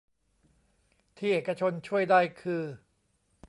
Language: Thai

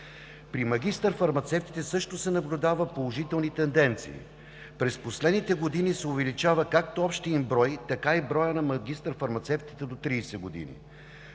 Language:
Bulgarian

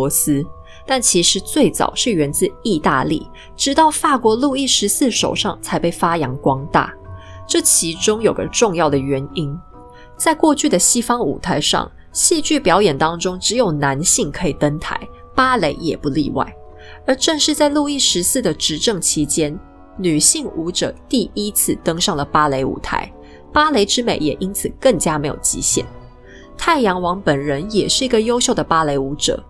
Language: Chinese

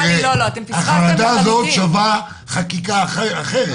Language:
Hebrew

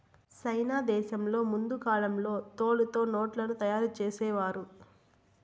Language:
Telugu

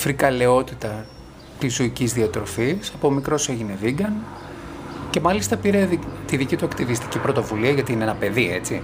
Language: Greek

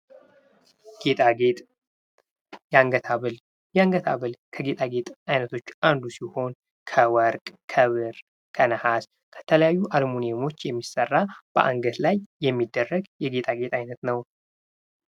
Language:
Amharic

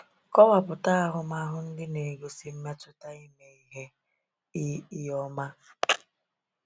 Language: Igbo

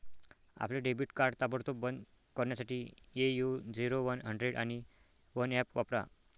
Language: Marathi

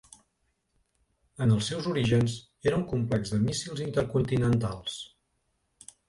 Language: Catalan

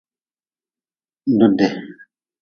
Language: Nawdm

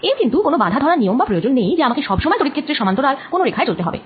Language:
Bangla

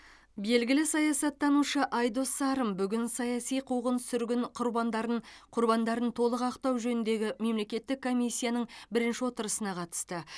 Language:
Kazakh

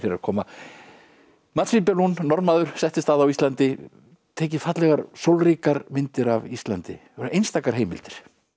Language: Icelandic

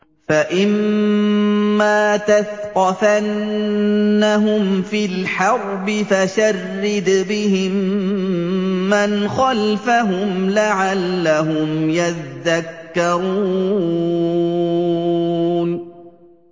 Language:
Arabic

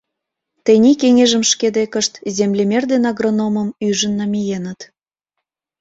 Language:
Mari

